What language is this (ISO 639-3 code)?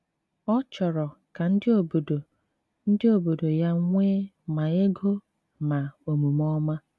ibo